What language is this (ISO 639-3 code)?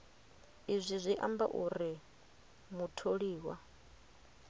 ven